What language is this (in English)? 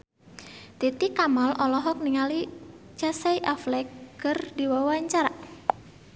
Sundanese